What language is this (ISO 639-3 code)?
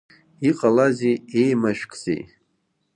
abk